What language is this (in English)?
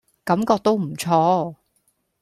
Cantonese